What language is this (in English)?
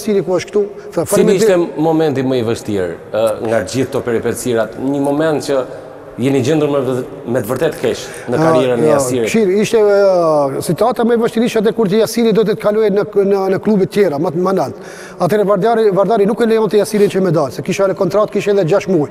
Romanian